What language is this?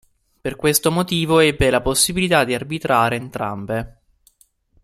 Italian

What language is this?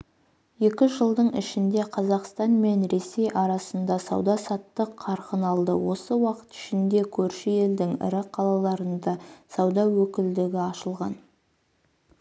Kazakh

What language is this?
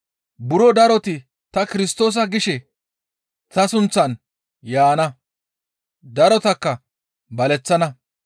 Gamo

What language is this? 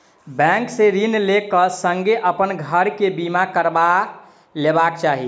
Maithili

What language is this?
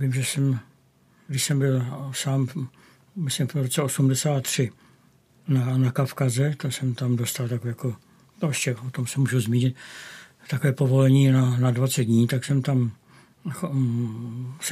Czech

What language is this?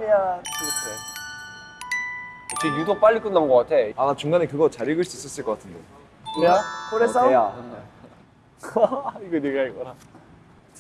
Korean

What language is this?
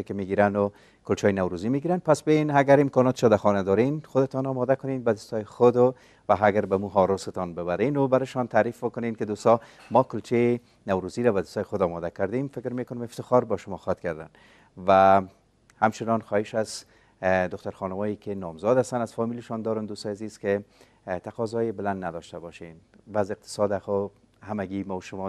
Persian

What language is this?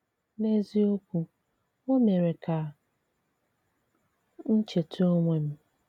Igbo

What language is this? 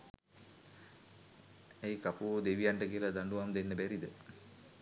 Sinhala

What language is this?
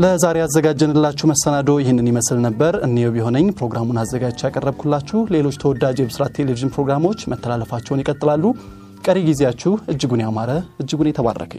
Amharic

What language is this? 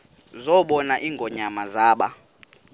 Xhosa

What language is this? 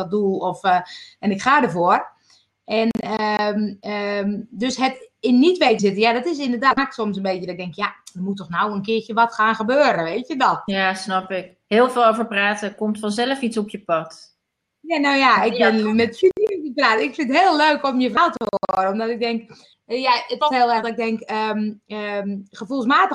Dutch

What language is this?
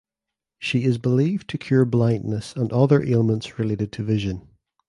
English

